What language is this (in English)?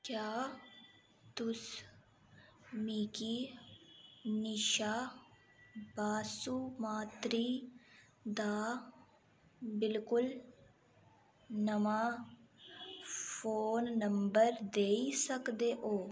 Dogri